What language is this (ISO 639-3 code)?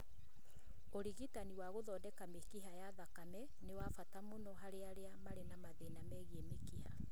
kik